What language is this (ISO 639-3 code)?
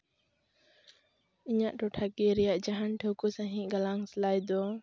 sat